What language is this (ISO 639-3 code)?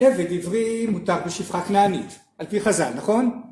heb